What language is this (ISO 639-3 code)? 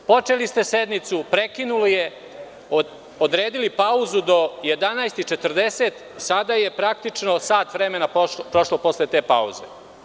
srp